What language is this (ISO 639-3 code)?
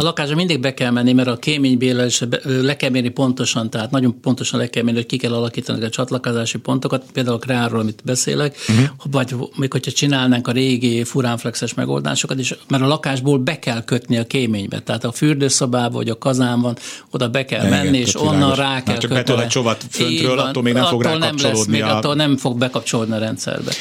hun